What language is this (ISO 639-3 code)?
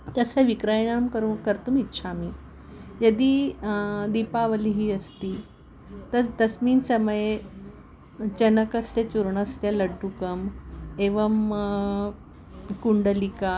san